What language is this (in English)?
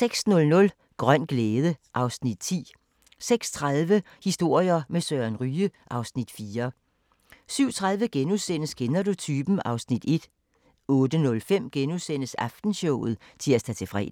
Danish